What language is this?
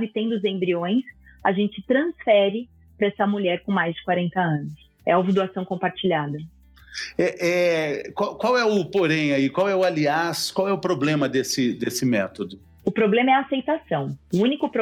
Portuguese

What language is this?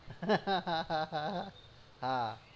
Gujarati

